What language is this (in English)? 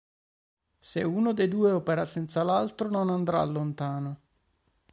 Italian